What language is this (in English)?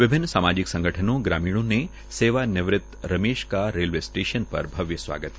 Hindi